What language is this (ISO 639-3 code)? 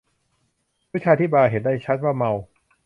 tha